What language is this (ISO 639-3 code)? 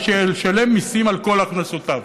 heb